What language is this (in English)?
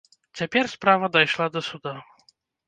Belarusian